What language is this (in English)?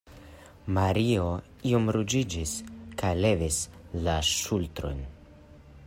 Esperanto